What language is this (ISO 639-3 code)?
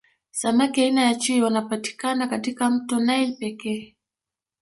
swa